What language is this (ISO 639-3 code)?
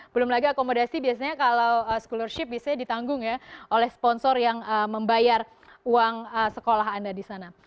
ind